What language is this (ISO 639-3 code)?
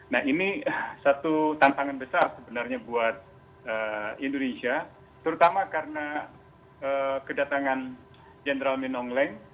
ind